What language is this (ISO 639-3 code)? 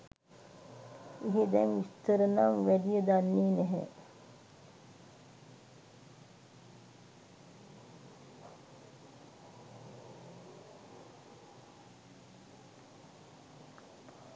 sin